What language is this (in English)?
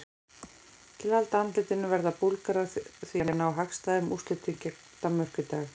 Icelandic